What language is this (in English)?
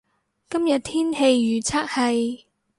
Cantonese